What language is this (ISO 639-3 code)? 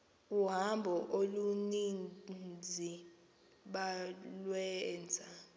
xho